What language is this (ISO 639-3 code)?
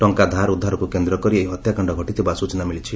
ori